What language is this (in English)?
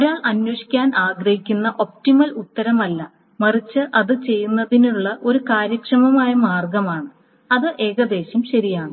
Malayalam